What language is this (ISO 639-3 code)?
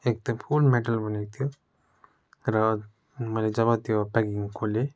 nep